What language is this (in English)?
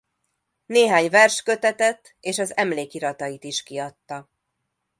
Hungarian